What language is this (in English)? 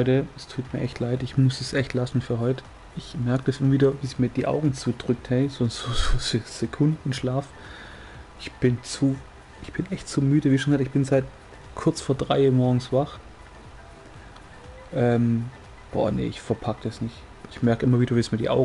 German